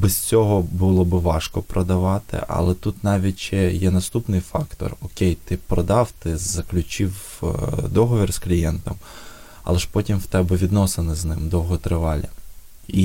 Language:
Ukrainian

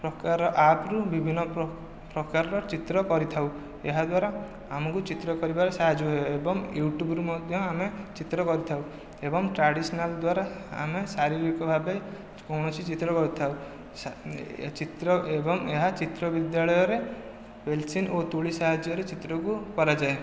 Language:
Odia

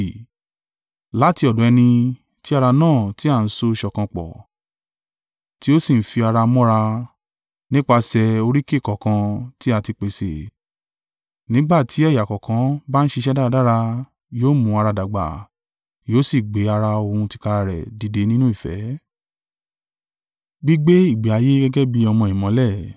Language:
Yoruba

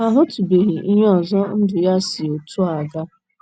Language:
Igbo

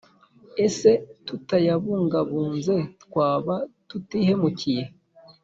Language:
Kinyarwanda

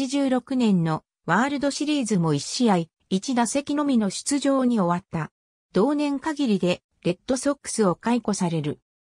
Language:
Japanese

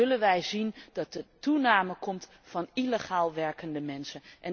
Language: Dutch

